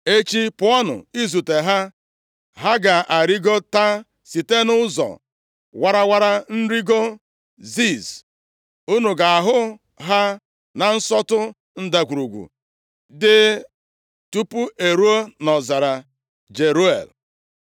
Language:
Igbo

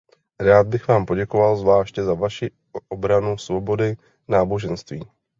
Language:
Czech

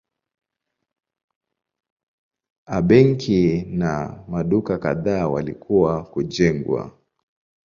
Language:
Swahili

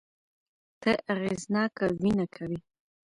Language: Pashto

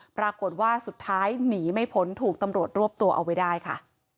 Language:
Thai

